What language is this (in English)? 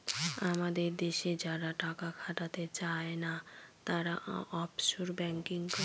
Bangla